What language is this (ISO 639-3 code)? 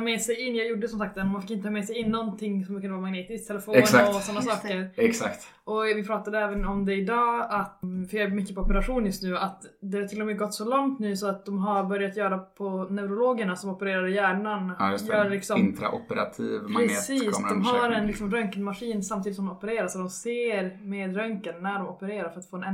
swe